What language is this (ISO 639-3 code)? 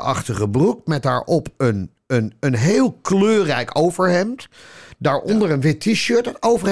nld